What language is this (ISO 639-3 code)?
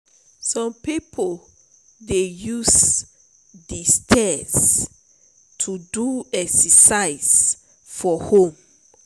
pcm